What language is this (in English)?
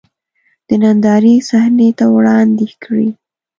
Pashto